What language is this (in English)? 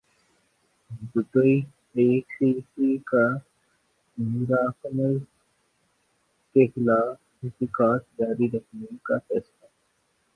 Urdu